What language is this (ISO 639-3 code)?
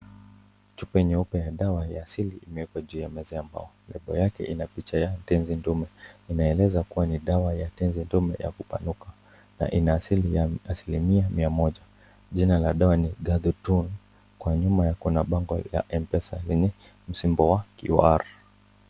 swa